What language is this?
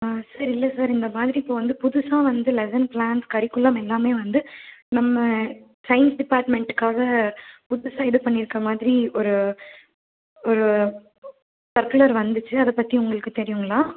Tamil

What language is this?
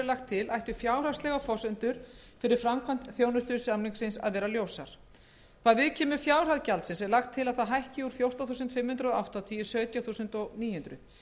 Icelandic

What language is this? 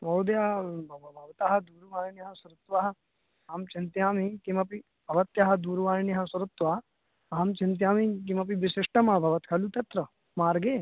Sanskrit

